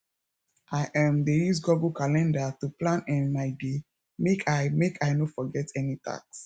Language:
Nigerian Pidgin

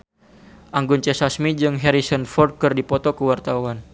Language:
Sundanese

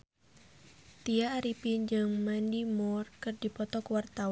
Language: Sundanese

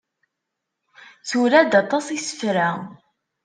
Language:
Kabyle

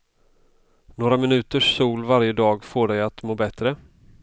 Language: Swedish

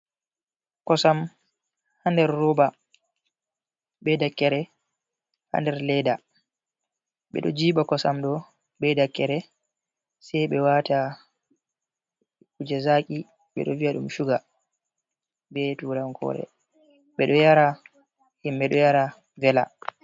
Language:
Fula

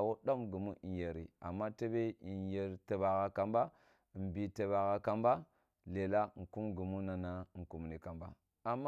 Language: Kulung (Nigeria)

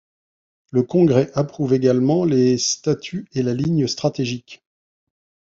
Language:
French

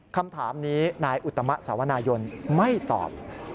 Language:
Thai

